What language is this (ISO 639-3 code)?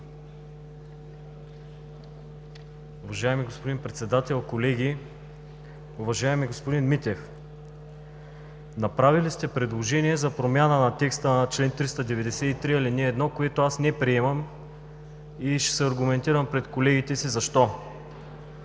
bul